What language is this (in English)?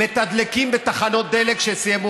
Hebrew